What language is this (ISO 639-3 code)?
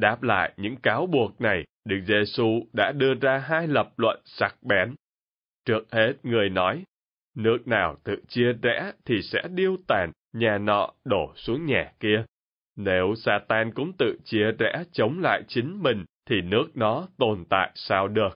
vie